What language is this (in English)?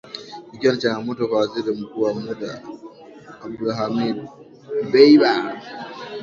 Swahili